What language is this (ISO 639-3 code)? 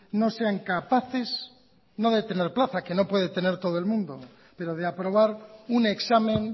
spa